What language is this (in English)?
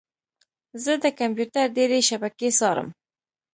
Pashto